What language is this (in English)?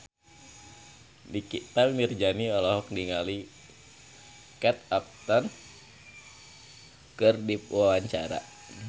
Sundanese